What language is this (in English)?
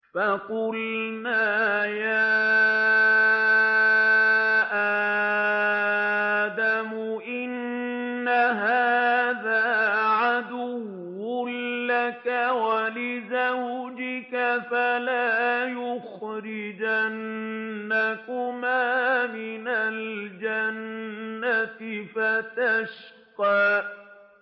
Arabic